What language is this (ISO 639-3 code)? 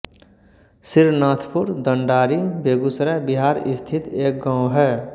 hin